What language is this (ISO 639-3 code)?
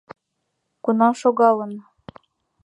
chm